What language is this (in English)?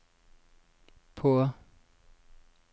Norwegian